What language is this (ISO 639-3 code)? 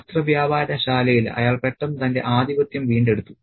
mal